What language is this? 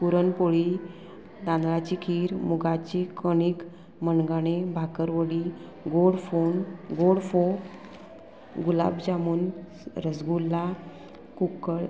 Konkani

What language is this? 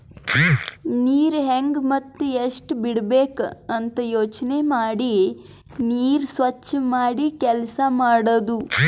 Kannada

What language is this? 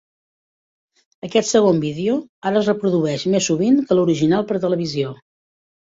Catalan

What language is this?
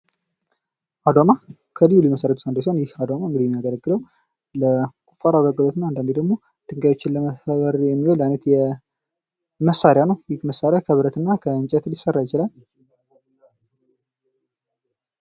Amharic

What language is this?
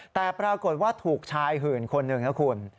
Thai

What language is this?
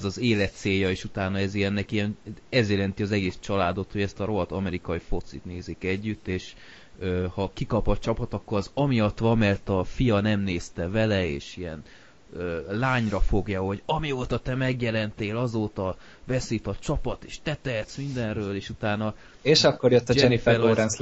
Hungarian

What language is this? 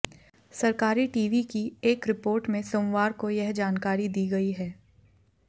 Hindi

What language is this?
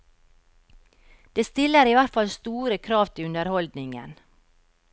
Norwegian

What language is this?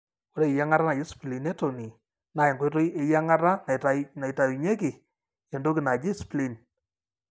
Masai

